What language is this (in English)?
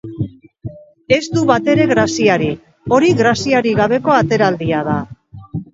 Basque